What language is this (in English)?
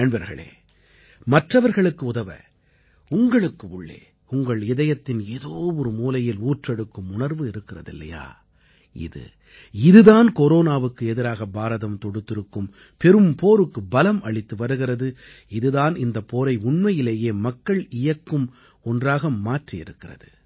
Tamil